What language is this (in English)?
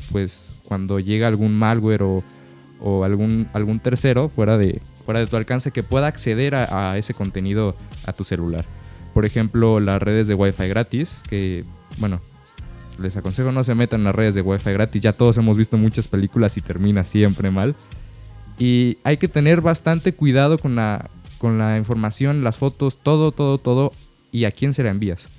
Spanish